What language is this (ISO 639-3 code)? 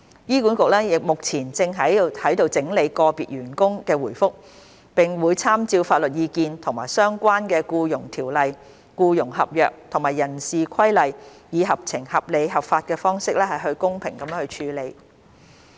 yue